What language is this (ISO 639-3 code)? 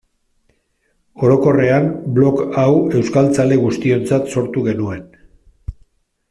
eus